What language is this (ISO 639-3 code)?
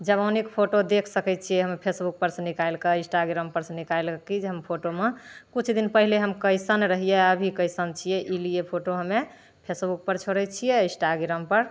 mai